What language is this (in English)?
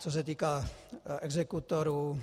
Czech